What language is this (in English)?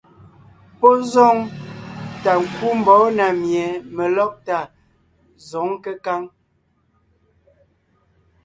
Ngiemboon